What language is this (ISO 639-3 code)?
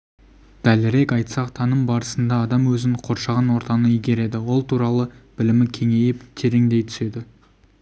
kaz